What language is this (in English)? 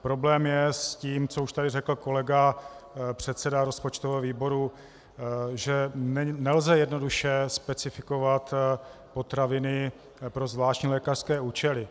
Czech